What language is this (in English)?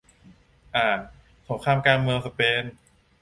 Thai